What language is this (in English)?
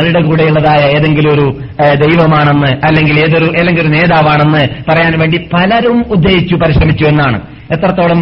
Malayalam